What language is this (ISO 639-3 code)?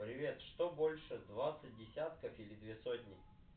rus